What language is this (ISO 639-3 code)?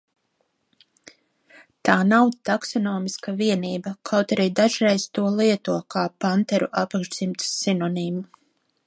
lav